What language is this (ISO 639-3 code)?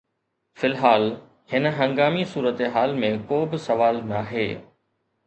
snd